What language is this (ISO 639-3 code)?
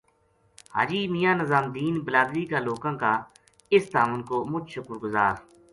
gju